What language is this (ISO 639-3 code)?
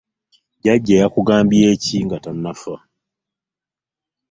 lug